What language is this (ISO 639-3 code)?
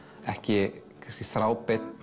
isl